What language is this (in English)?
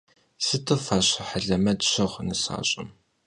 Kabardian